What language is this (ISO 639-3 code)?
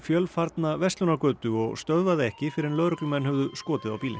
isl